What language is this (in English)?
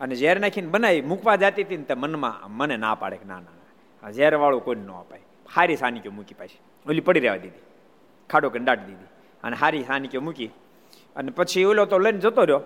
Gujarati